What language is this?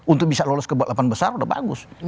Indonesian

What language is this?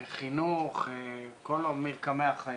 Hebrew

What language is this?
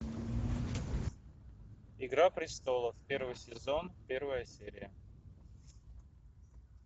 Russian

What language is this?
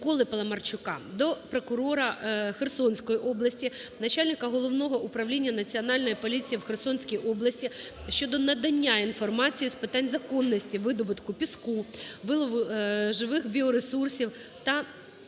Ukrainian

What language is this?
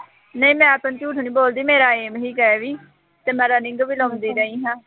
Punjabi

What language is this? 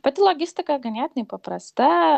Lithuanian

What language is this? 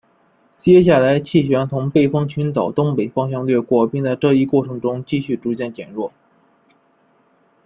Chinese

